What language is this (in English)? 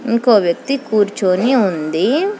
Telugu